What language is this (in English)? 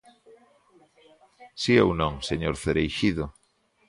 Galician